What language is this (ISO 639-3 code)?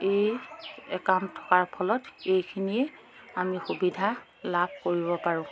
asm